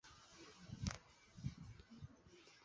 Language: Chinese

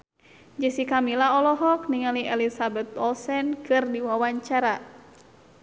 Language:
Sundanese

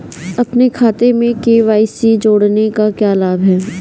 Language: Hindi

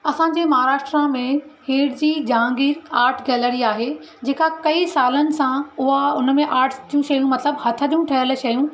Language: Sindhi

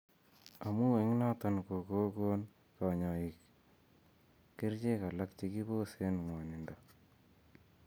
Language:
Kalenjin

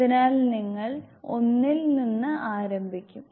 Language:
Malayalam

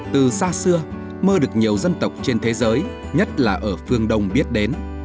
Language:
Vietnamese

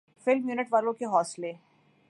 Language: Urdu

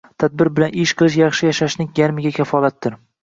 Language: Uzbek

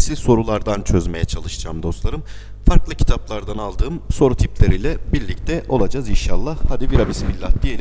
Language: Turkish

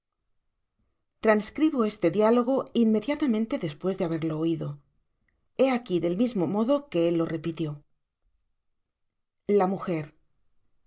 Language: Spanish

